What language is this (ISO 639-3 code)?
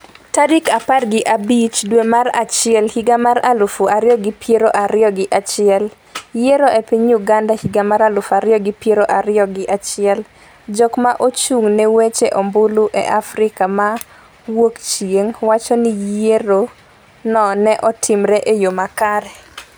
luo